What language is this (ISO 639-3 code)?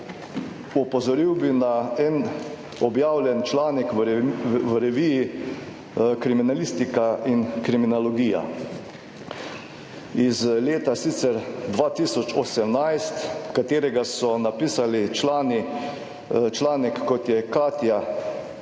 slv